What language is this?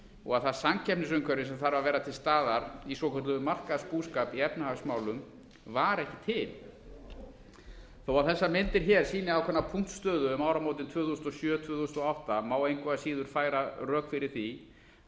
Icelandic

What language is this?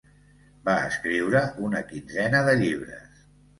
Catalan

